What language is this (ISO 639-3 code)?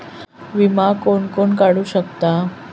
mar